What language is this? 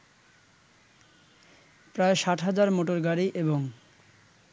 Bangla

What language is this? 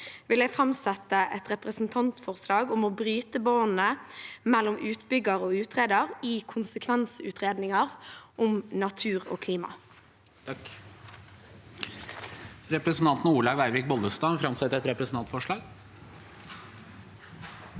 Norwegian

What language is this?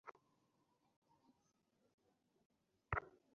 Bangla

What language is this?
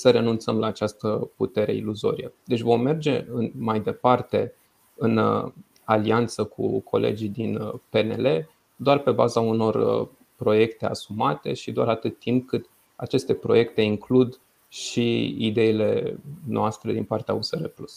Romanian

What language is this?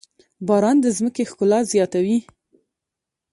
Pashto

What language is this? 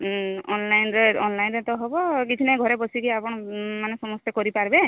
Odia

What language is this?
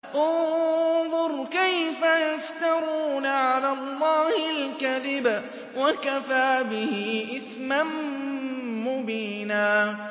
Arabic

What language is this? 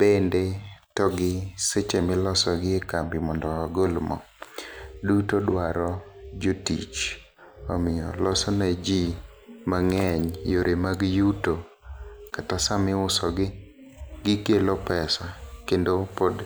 Luo (Kenya and Tanzania)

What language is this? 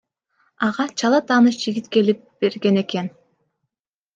Kyrgyz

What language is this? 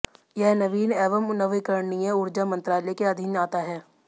Hindi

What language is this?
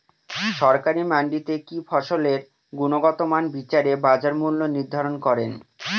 Bangla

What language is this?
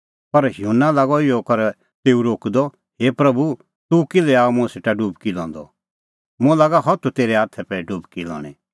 Kullu Pahari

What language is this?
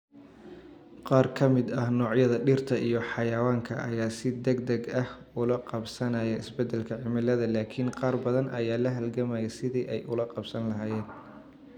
Somali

